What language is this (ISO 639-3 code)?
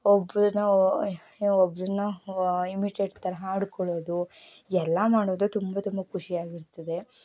kan